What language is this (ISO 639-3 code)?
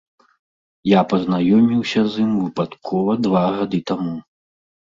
bel